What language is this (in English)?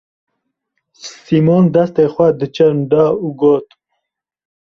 Kurdish